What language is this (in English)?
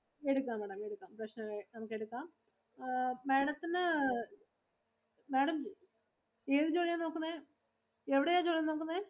Malayalam